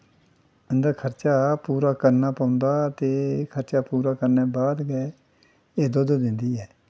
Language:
Dogri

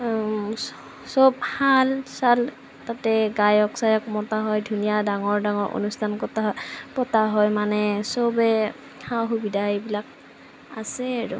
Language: Assamese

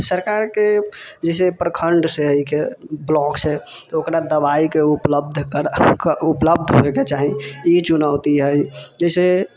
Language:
Maithili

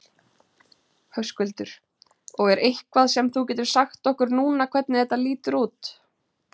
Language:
Icelandic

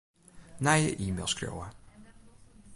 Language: Western Frisian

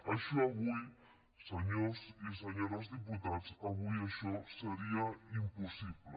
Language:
Catalan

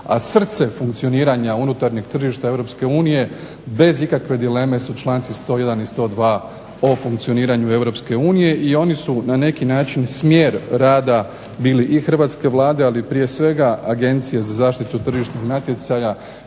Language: Croatian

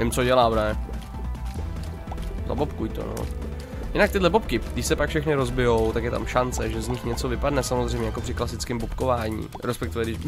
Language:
Czech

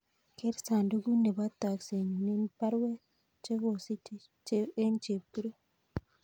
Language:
Kalenjin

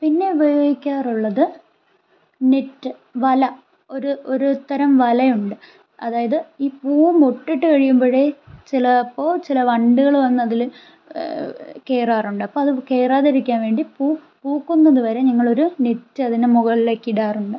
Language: Malayalam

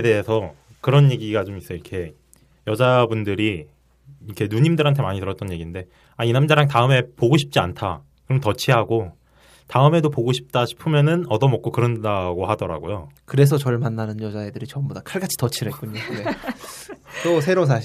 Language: Korean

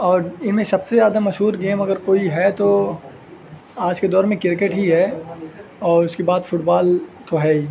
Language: Urdu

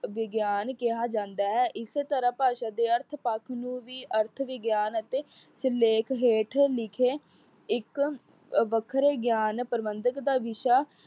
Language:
Punjabi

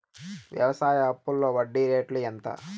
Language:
Telugu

